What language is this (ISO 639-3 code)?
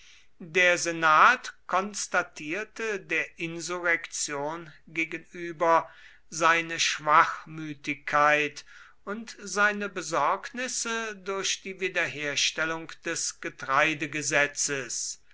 deu